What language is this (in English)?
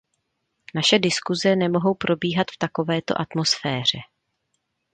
Czech